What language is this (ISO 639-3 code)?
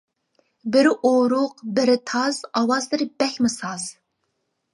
uig